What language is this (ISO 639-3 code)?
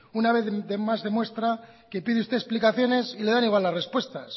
spa